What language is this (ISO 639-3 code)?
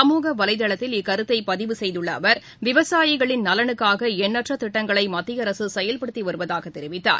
tam